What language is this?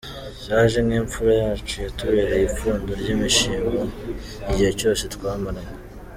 Kinyarwanda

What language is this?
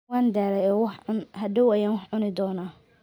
Somali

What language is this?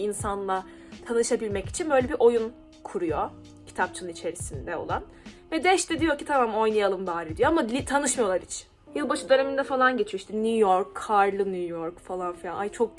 Turkish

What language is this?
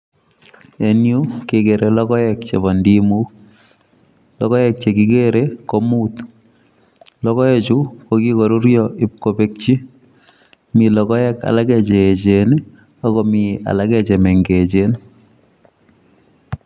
Kalenjin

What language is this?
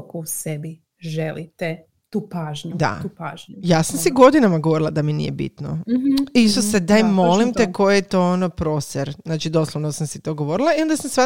Croatian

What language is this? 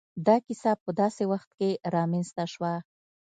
Pashto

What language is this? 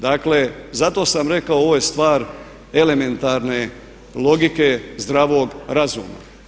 Croatian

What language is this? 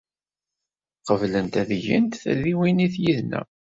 Kabyle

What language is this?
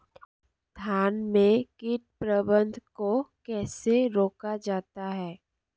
Hindi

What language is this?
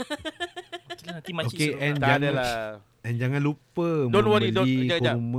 Malay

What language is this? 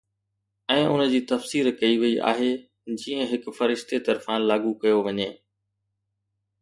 Sindhi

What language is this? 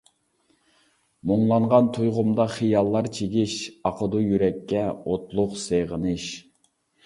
Uyghur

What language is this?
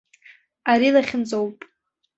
Abkhazian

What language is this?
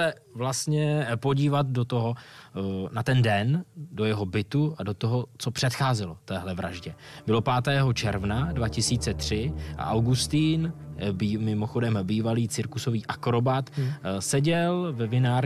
Czech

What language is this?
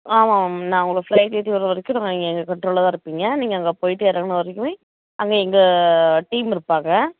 Tamil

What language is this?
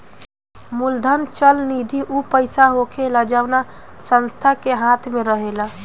Bhojpuri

